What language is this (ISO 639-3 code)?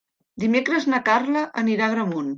cat